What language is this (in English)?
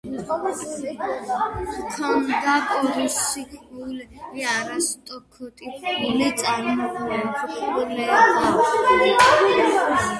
Georgian